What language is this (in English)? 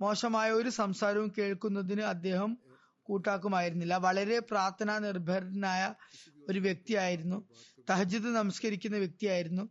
Malayalam